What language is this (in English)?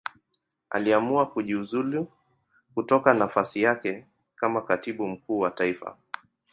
Swahili